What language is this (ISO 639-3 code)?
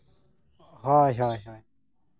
sat